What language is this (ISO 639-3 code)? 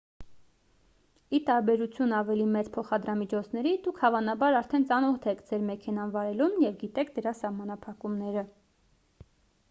hye